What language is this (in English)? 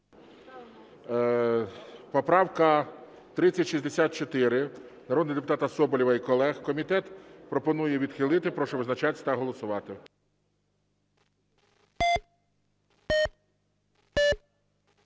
Ukrainian